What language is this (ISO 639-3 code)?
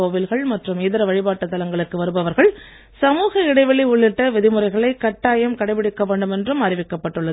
tam